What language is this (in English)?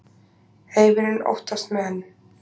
Icelandic